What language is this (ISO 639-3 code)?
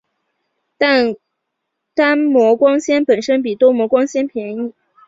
zho